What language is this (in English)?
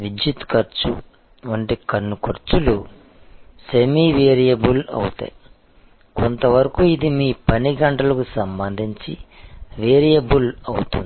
Telugu